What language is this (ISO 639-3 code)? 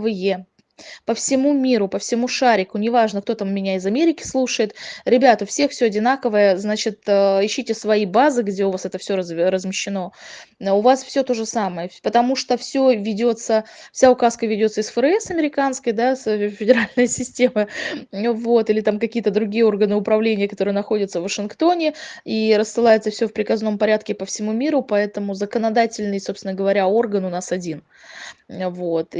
rus